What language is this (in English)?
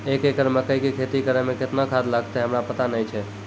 Maithili